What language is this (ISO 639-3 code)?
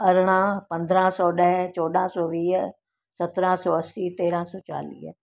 snd